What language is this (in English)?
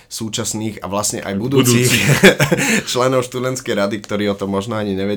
Slovak